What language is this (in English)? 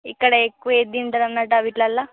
Telugu